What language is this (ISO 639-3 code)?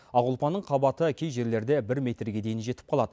kaz